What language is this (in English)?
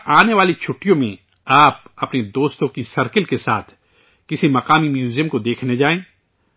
Urdu